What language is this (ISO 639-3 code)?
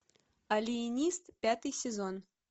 rus